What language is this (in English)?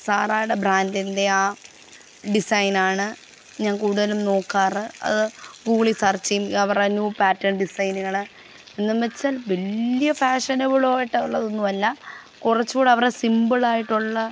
Malayalam